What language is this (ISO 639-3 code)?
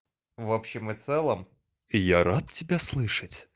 rus